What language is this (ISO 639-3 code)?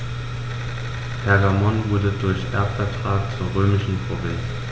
deu